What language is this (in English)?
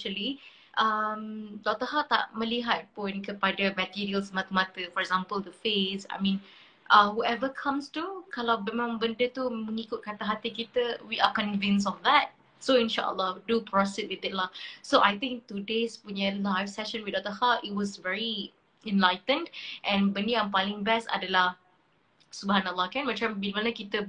Malay